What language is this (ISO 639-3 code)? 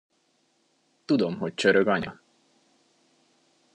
hun